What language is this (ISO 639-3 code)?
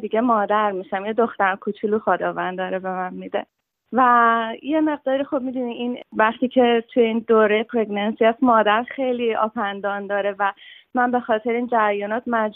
fas